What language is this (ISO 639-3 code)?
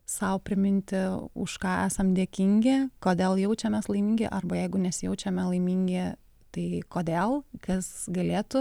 lit